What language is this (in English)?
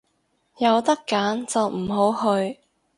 Cantonese